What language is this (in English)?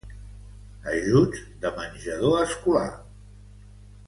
Catalan